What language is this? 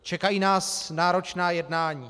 Czech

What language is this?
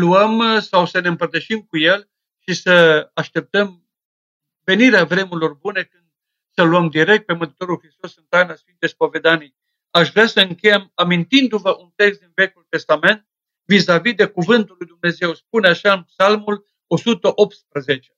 Romanian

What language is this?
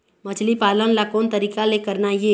Chhattisgarhi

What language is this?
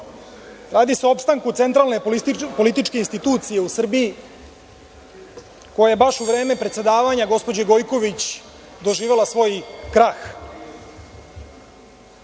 Serbian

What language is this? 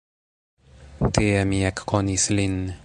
Esperanto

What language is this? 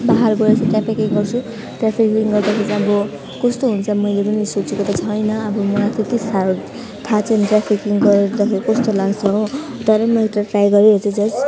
Nepali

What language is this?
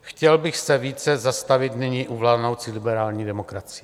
Czech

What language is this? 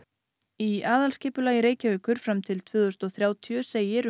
Icelandic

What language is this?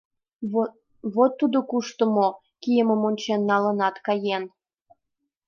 Mari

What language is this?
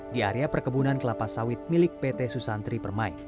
Indonesian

